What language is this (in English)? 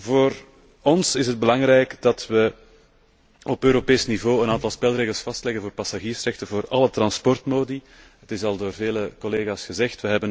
Dutch